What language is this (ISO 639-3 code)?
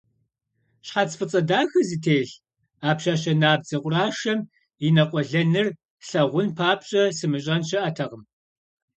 kbd